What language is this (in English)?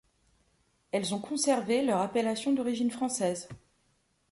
French